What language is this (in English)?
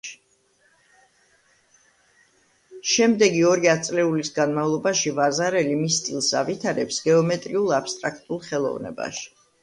Georgian